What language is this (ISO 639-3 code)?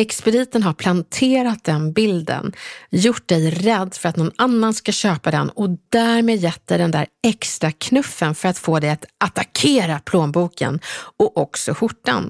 swe